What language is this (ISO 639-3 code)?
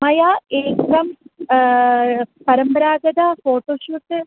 san